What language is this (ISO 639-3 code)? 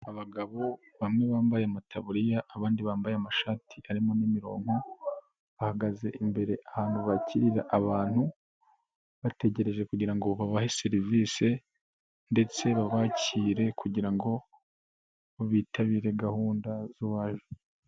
kin